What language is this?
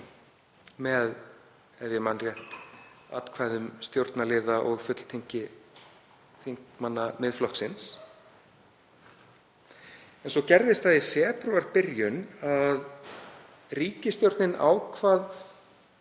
Icelandic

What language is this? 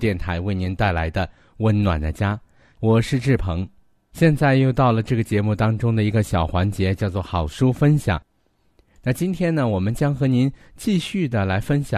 Chinese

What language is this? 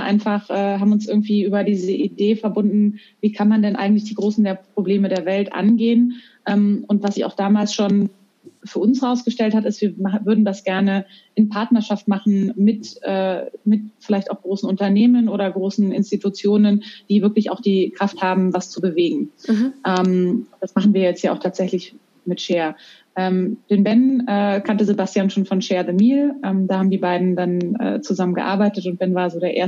German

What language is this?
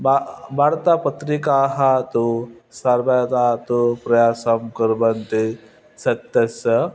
Sanskrit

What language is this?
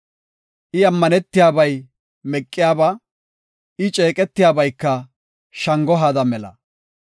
Gofa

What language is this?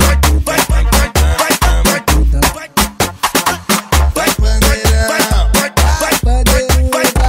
Portuguese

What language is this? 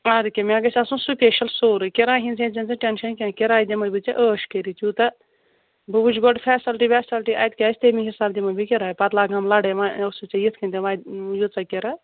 Kashmiri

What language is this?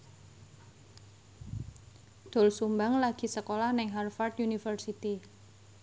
Javanese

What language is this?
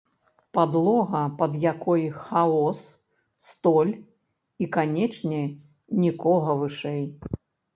Belarusian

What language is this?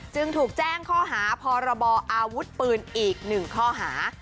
Thai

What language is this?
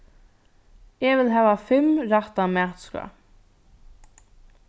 Faroese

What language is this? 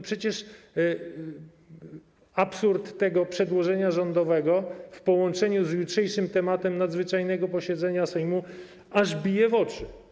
Polish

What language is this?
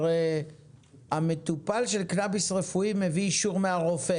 Hebrew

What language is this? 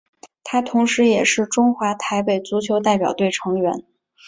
Chinese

